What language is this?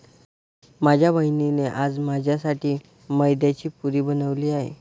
Marathi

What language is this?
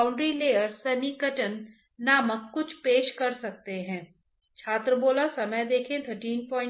Hindi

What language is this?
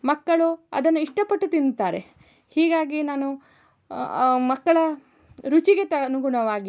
Kannada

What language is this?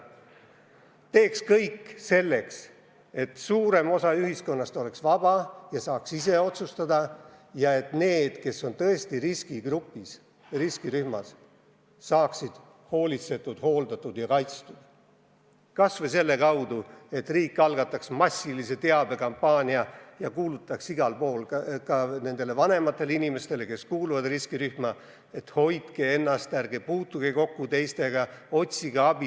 Estonian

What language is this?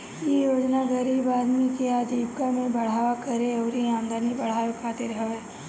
Bhojpuri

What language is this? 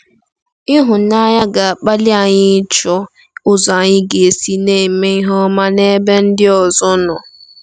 Igbo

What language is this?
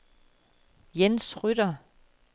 Danish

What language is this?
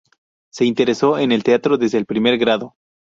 Spanish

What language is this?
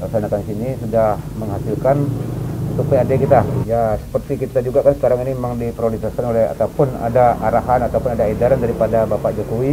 Indonesian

